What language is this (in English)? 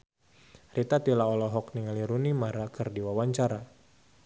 Sundanese